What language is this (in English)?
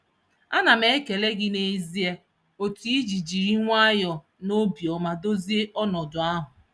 Igbo